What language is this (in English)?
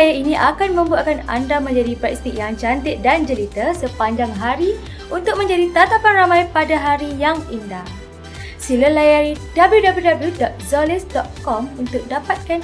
Malay